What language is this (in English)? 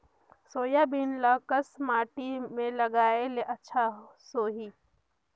Chhattisgarhi